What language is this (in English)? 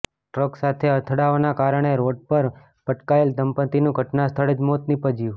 Gujarati